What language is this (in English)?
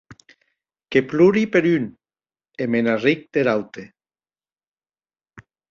Occitan